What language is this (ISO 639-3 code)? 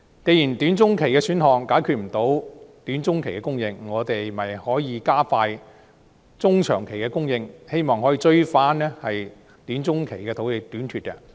yue